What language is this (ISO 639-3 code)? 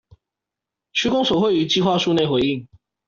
zho